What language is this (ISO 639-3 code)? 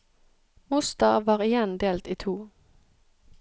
nor